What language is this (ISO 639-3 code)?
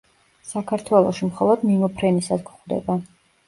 kat